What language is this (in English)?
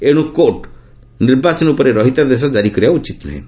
Odia